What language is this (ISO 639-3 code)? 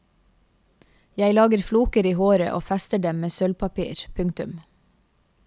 nor